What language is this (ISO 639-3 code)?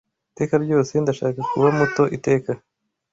kin